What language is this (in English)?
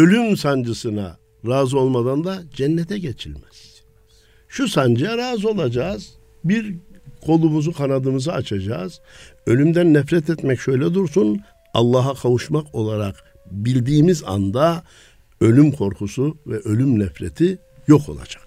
Turkish